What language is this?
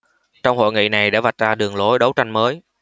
Vietnamese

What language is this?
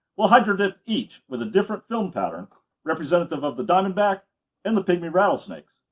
English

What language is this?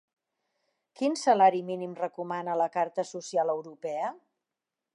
Catalan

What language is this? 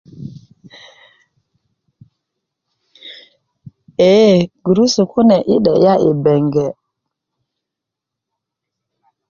Kuku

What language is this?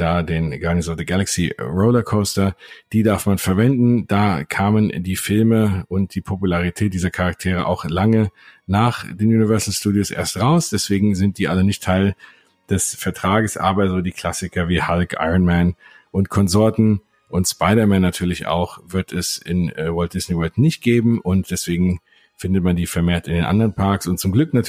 German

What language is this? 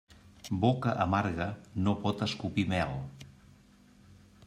Catalan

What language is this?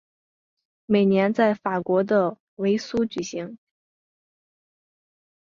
Chinese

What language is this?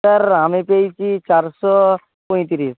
Bangla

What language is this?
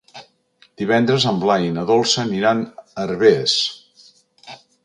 Catalan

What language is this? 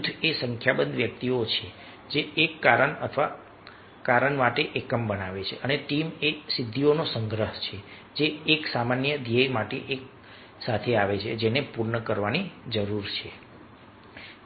Gujarati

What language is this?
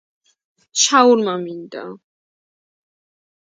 Georgian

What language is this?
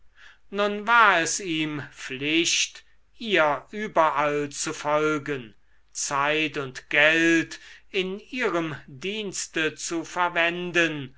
German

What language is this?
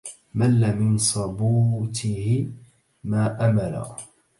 Arabic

